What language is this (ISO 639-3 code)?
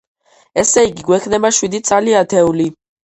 kat